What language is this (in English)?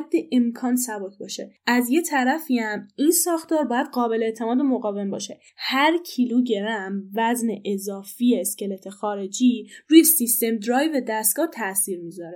Persian